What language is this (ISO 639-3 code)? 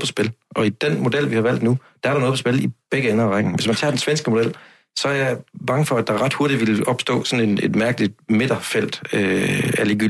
dan